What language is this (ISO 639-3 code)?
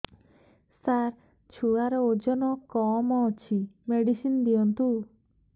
ori